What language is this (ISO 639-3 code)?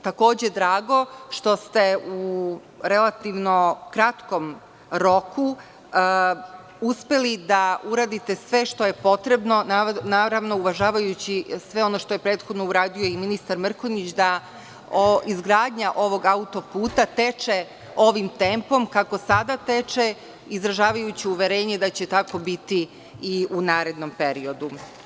srp